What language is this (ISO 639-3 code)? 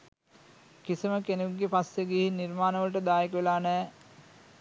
sin